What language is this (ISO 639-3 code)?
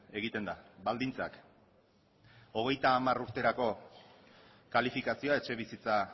eus